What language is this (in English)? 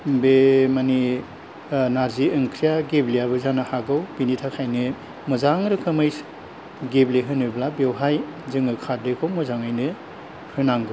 Bodo